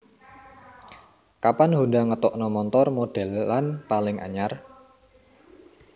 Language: Javanese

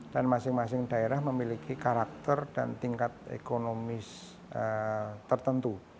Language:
Indonesian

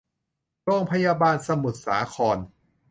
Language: Thai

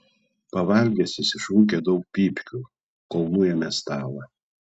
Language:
Lithuanian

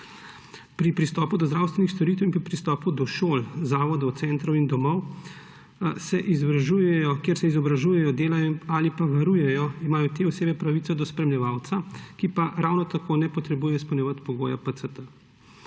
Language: Slovenian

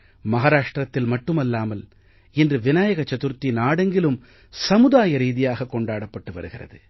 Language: Tamil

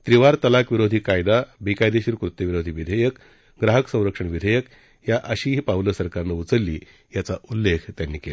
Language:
Marathi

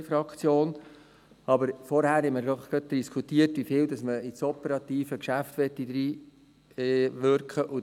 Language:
Swiss German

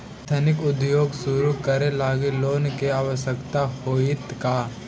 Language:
Magahi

